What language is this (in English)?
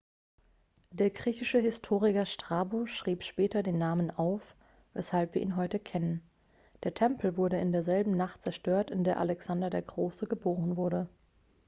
German